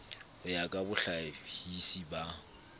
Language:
Southern Sotho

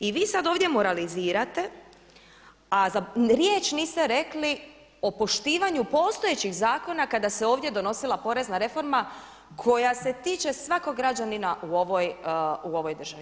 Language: Croatian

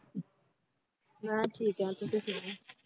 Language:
Punjabi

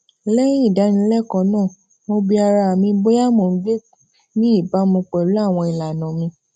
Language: Yoruba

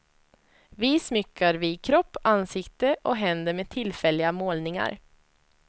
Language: Swedish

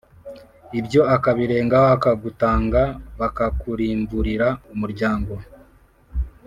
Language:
Kinyarwanda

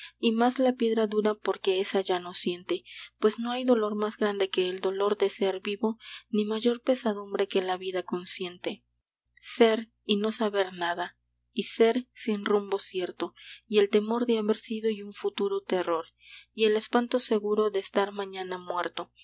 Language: Spanish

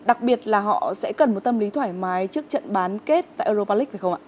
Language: Vietnamese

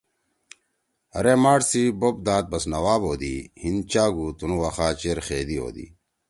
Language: Torwali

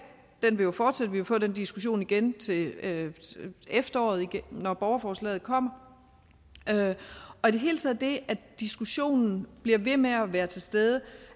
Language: Danish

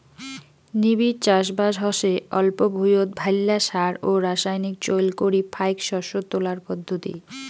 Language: Bangla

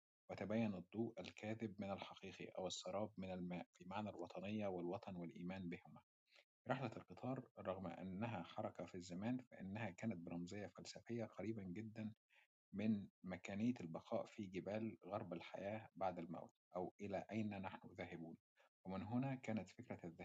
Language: Arabic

